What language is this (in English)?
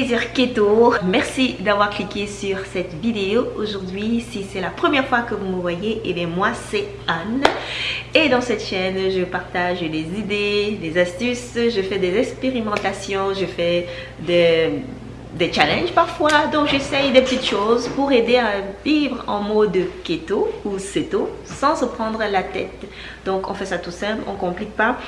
French